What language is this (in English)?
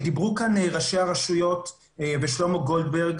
Hebrew